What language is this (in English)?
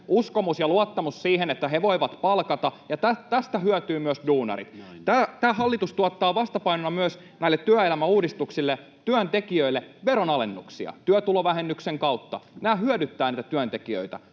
Finnish